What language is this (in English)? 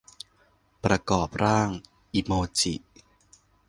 Thai